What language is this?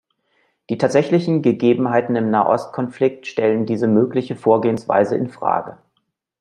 German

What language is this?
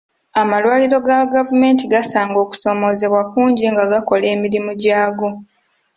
Ganda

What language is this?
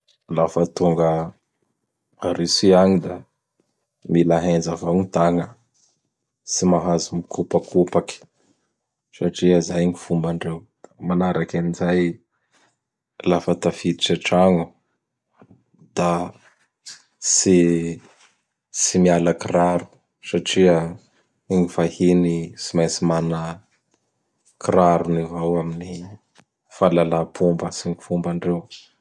Bara Malagasy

